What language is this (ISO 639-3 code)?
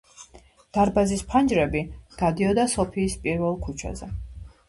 kat